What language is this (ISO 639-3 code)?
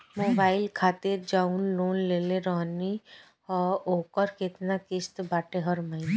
bho